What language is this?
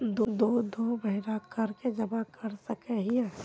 Magahi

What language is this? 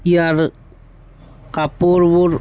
Assamese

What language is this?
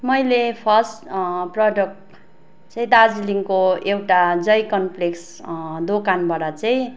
Nepali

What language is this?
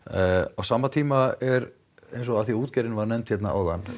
Icelandic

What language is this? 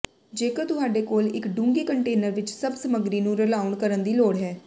Punjabi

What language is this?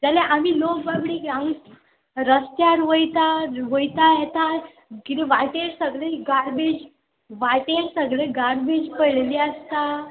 Konkani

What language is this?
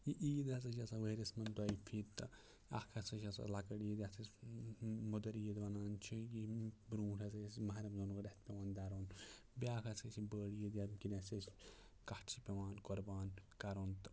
Kashmiri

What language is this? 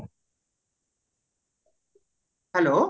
Odia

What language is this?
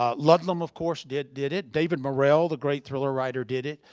English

